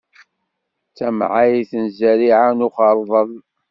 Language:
Kabyle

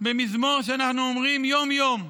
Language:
Hebrew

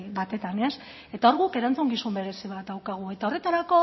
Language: Basque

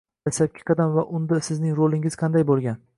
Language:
Uzbek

